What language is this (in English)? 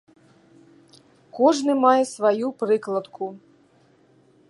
Belarusian